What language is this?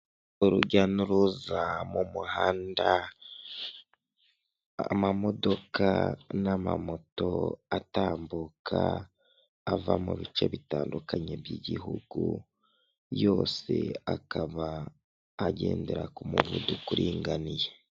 Kinyarwanda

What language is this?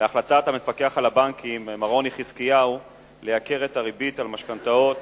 Hebrew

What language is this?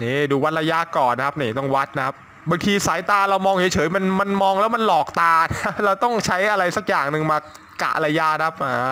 Thai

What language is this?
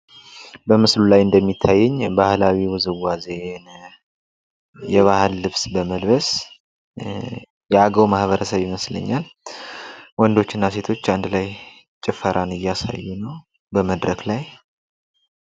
Amharic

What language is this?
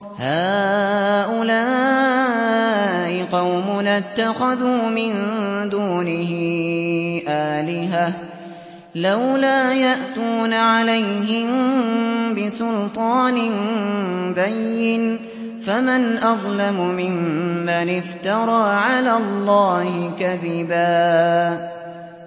Arabic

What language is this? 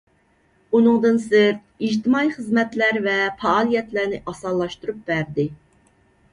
Uyghur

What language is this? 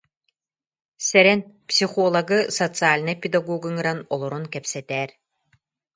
Yakut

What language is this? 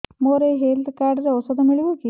Odia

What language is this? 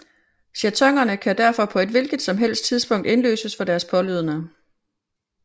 Danish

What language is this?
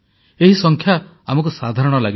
Odia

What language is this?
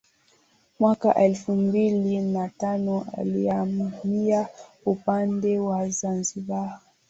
Swahili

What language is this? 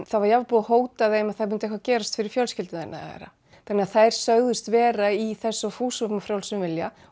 Icelandic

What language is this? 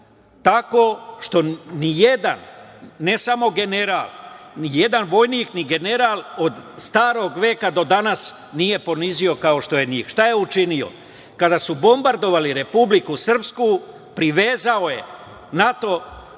Serbian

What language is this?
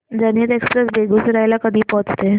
Marathi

